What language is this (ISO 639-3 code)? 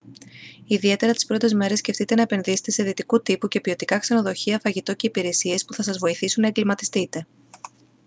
ell